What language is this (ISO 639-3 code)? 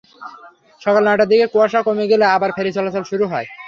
ben